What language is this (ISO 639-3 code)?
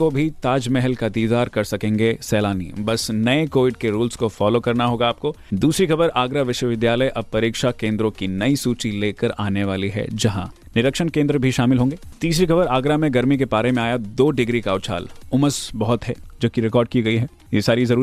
hin